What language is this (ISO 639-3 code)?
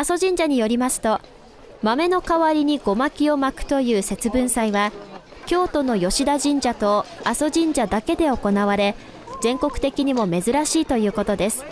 jpn